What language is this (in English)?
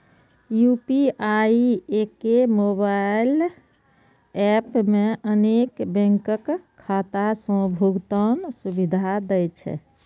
Maithili